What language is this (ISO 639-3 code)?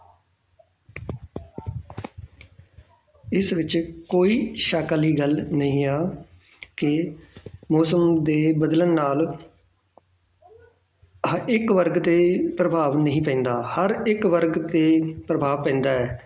pan